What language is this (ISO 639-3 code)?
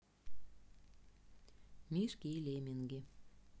rus